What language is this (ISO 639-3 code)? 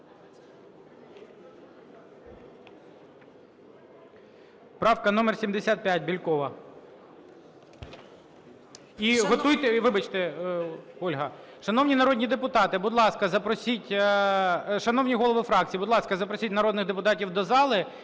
ukr